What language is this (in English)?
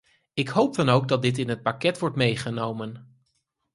Dutch